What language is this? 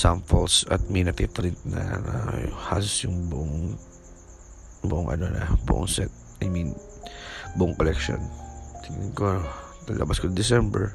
Filipino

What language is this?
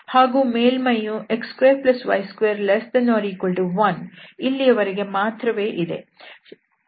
Kannada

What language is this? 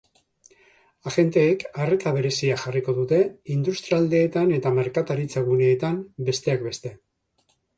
Basque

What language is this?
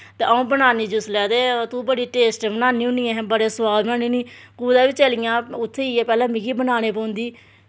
Dogri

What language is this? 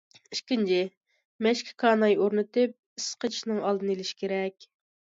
Uyghur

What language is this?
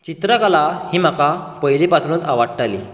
Konkani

